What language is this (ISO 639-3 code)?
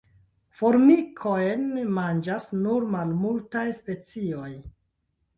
epo